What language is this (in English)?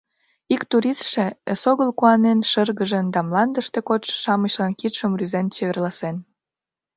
Mari